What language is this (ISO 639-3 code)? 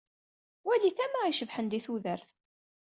kab